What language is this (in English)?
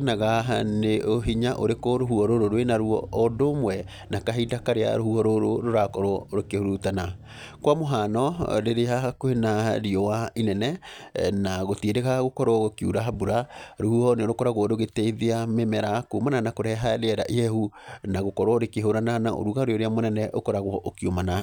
Kikuyu